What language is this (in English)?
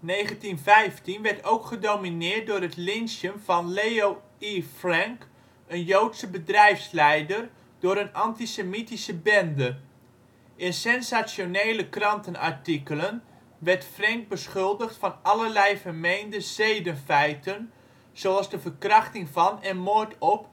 Dutch